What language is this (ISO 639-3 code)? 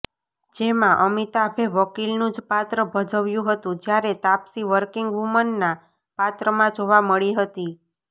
guj